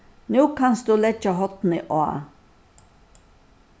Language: Faroese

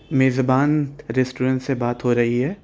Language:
Urdu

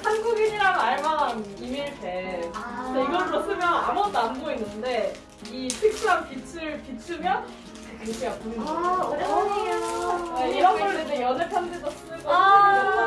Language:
Korean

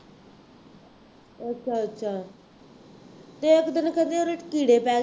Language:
Punjabi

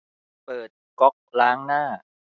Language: Thai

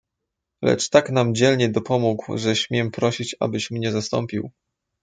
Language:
Polish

